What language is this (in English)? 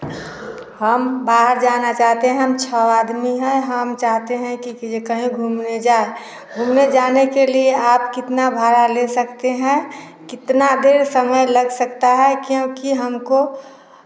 Hindi